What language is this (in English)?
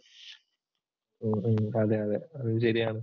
Malayalam